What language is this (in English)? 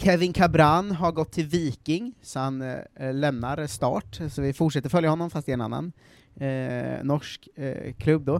Swedish